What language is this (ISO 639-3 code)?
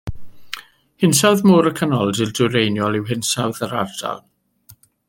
cym